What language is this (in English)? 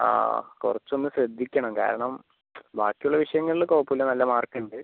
Malayalam